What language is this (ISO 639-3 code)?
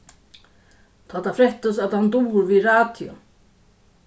fao